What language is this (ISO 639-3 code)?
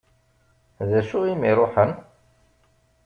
kab